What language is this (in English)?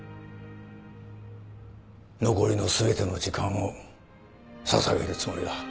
Japanese